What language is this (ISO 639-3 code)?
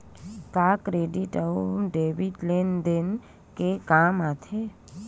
hne